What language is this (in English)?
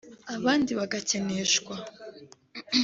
Kinyarwanda